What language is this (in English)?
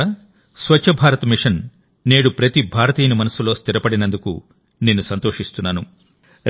Telugu